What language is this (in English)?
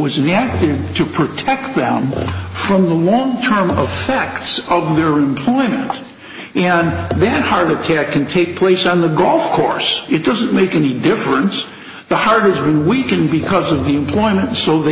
English